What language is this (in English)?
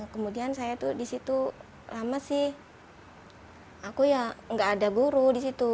Indonesian